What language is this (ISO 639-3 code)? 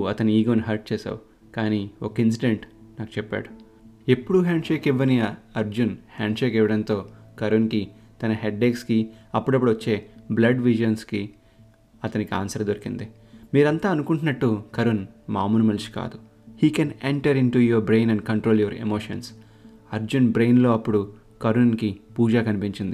tel